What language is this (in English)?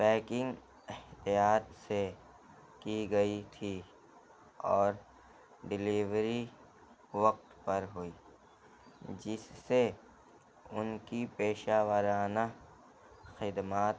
Urdu